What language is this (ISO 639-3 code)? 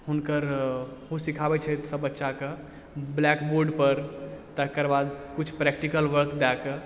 mai